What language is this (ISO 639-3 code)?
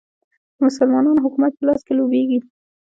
pus